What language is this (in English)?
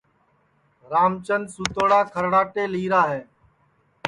Sansi